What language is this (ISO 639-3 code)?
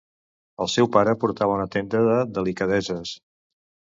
cat